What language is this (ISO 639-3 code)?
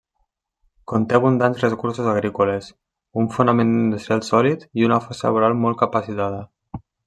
cat